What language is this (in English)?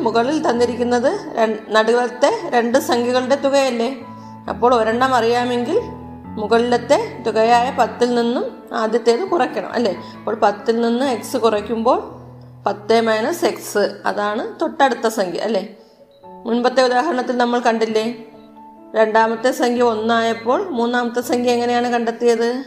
Malayalam